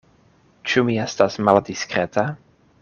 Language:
Esperanto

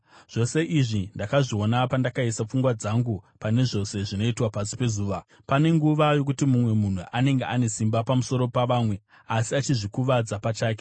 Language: Shona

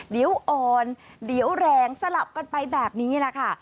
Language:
Thai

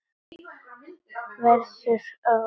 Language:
Icelandic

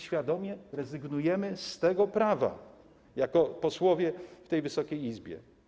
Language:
Polish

